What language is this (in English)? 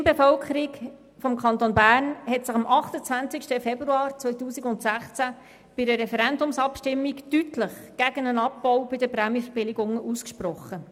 Swiss German